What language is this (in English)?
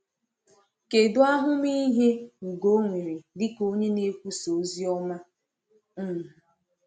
Igbo